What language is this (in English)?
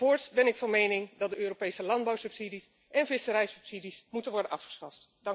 Dutch